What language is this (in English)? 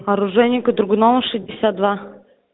Russian